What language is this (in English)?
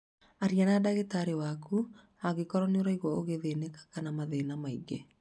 Kikuyu